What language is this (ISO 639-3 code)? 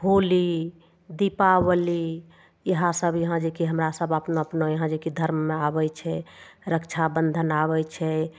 mai